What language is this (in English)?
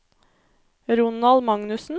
Norwegian